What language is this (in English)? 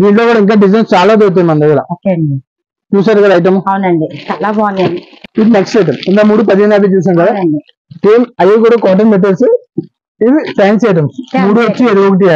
Telugu